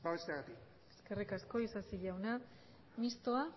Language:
Basque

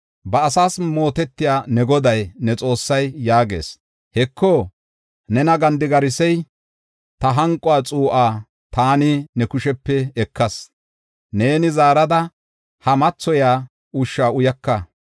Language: Gofa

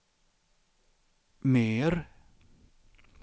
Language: Swedish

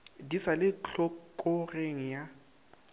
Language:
Northern Sotho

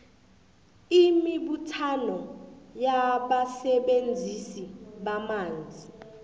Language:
South Ndebele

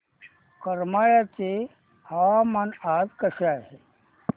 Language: Marathi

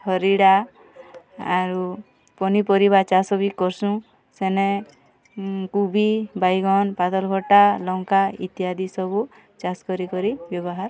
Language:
Odia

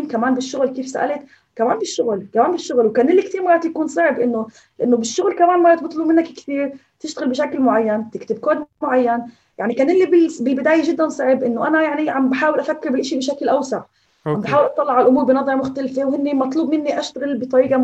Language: Arabic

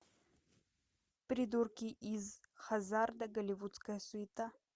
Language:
Russian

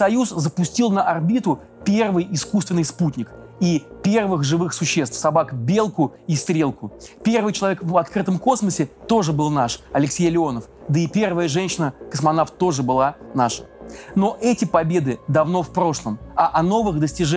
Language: Russian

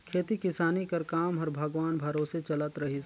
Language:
Chhattisgarhi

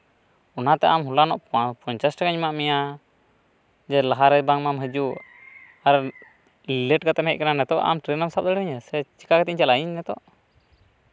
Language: Santali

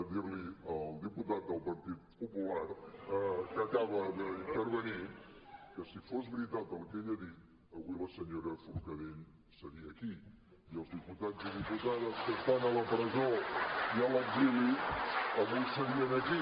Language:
Catalan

